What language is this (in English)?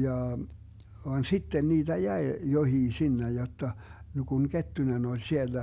Finnish